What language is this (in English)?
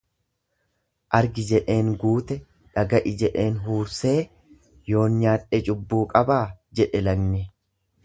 Oromo